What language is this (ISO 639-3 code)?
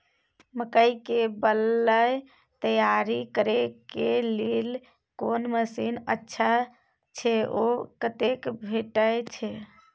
mai